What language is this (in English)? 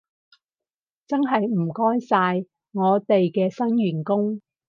Cantonese